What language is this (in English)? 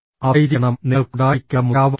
Malayalam